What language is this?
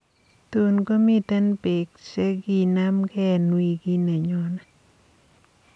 Kalenjin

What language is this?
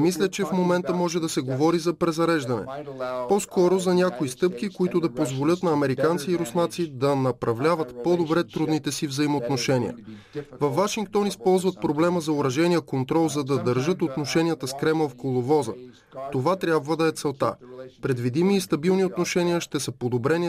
Bulgarian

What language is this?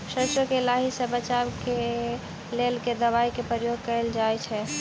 Maithili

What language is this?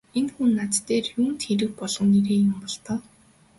Mongolian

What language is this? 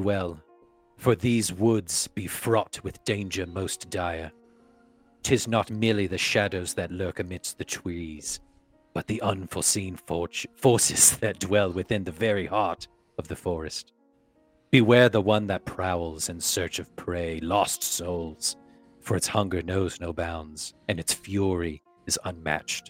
English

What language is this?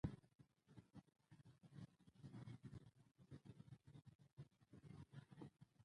Pashto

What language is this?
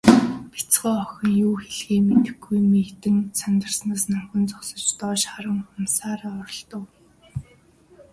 Mongolian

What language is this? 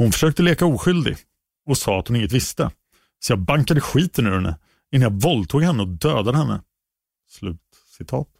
Swedish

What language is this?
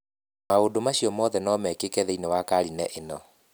Kikuyu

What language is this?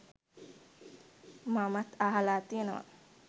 Sinhala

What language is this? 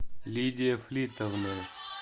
Russian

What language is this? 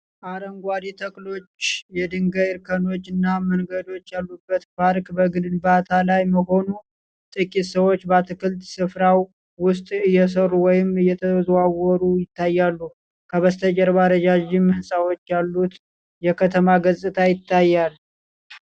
Amharic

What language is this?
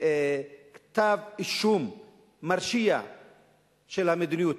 Hebrew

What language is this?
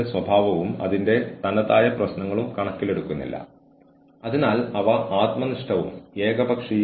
Malayalam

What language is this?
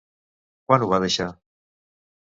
Catalan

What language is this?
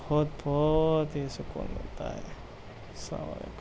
Urdu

